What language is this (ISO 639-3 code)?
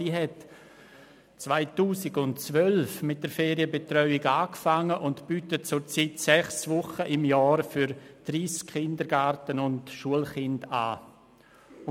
gsw